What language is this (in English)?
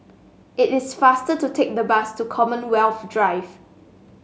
English